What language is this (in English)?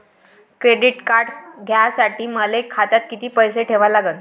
Marathi